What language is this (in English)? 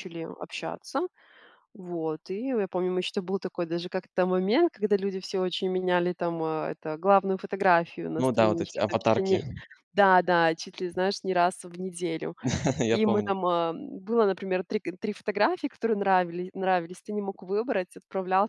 Russian